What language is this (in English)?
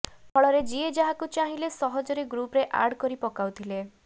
Odia